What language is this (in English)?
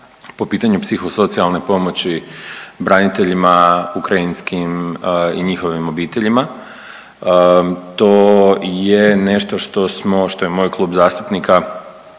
Croatian